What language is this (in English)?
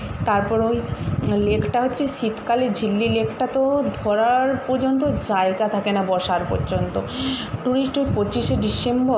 Bangla